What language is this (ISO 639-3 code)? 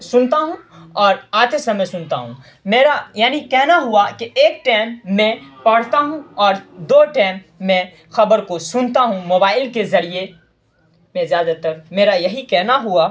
urd